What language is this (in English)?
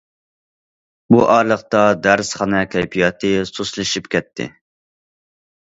Uyghur